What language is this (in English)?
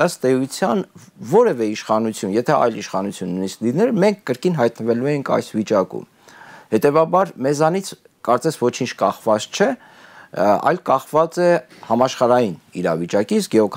Romanian